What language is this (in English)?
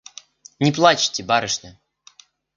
Russian